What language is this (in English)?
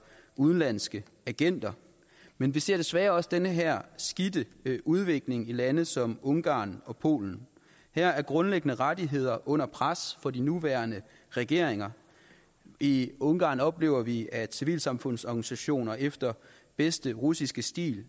Danish